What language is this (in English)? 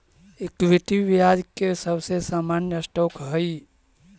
Magahi